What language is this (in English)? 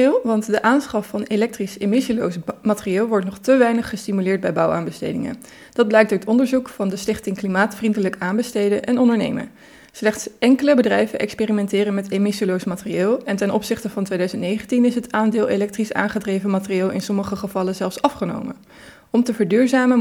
Dutch